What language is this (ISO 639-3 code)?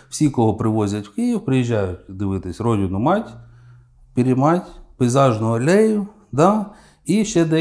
ukr